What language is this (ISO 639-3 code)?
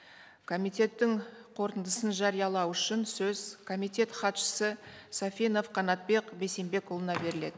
kaz